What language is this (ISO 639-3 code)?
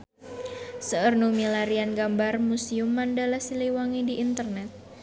sun